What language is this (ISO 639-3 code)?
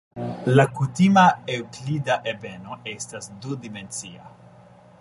epo